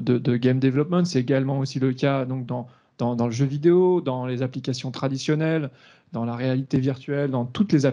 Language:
French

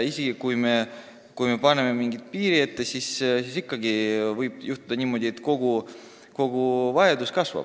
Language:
Estonian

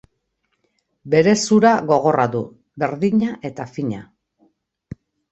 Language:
Basque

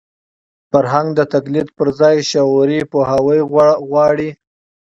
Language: Pashto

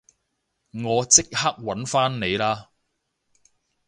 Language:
Cantonese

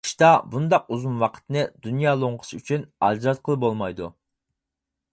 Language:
Uyghur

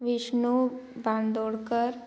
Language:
Konkani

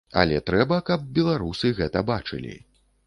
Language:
Belarusian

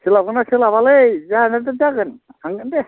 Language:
Bodo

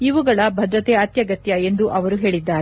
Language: Kannada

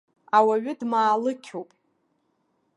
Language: Abkhazian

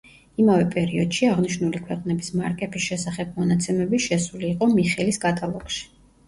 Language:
Georgian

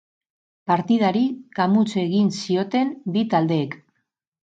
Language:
Basque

